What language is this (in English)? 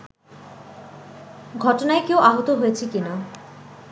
Bangla